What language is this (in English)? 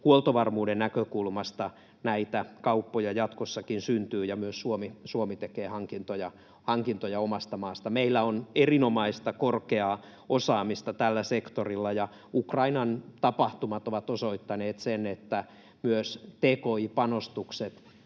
Finnish